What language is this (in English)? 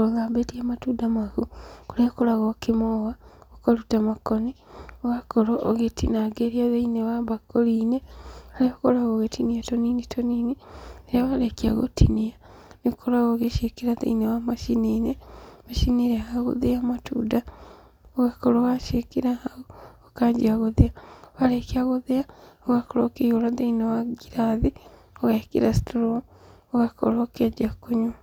Kikuyu